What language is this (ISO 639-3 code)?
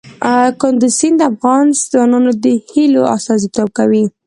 pus